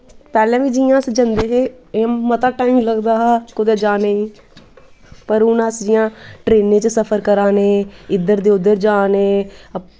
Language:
Dogri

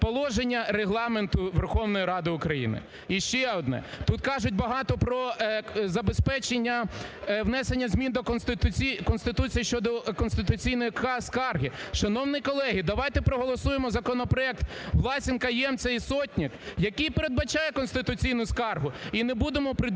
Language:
Ukrainian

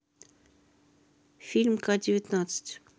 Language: Russian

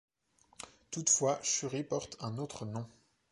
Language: French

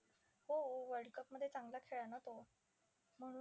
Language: Marathi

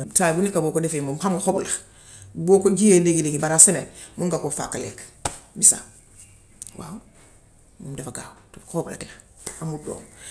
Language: Gambian Wolof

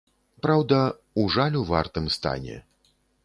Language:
Belarusian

